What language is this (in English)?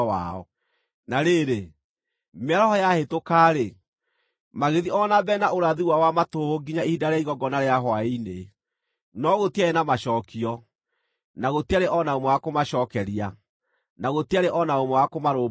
Kikuyu